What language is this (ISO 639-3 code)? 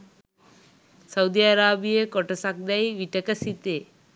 sin